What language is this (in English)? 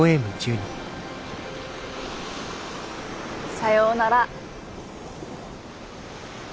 Japanese